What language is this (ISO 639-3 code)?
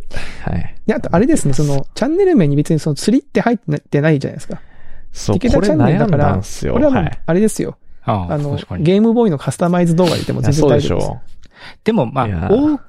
jpn